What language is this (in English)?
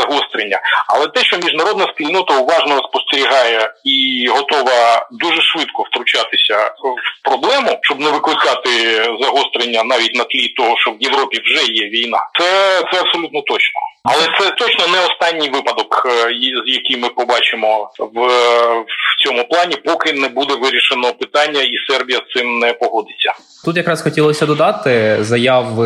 Ukrainian